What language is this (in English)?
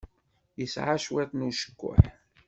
Kabyle